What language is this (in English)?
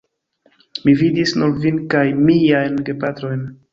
Esperanto